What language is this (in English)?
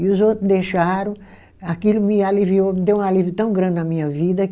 Portuguese